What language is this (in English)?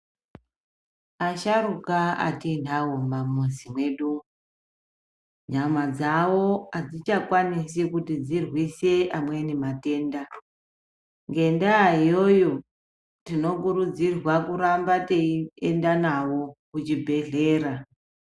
Ndau